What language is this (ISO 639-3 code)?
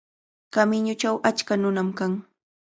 qvl